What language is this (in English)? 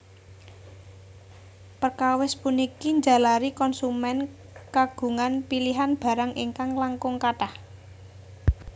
Javanese